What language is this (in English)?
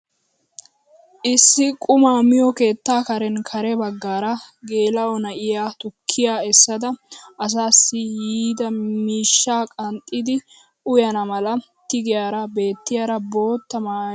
Wolaytta